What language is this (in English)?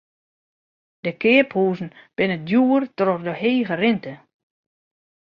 Western Frisian